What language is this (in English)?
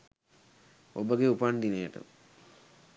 Sinhala